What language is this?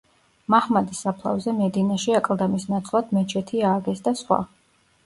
Georgian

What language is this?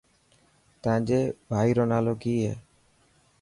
Dhatki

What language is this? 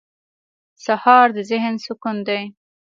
Pashto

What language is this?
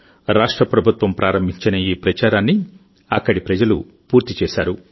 Telugu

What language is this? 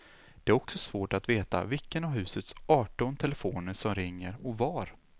Swedish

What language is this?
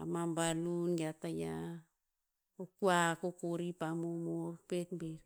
Tinputz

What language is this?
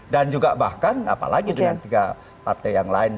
Indonesian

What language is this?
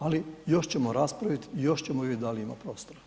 Croatian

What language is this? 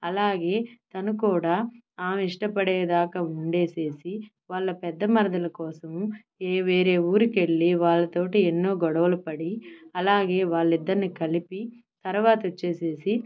Telugu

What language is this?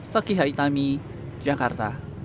Indonesian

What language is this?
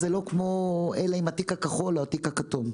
Hebrew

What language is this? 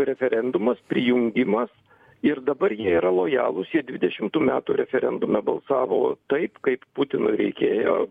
Lithuanian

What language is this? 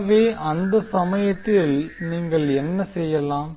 Tamil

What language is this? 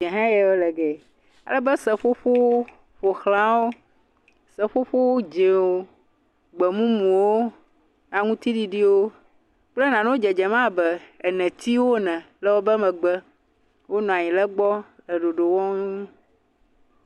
Ewe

